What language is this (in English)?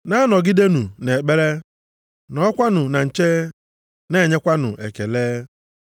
Igbo